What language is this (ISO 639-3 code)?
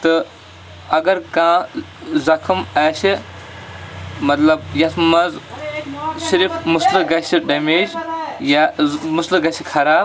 kas